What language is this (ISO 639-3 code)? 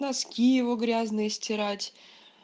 rus